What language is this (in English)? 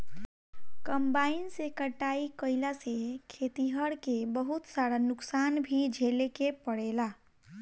Bhojpuri